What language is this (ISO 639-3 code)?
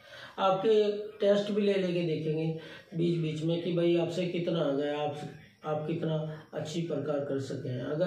hin